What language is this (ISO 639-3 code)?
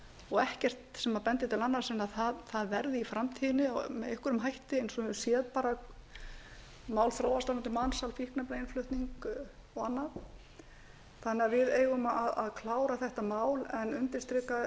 isl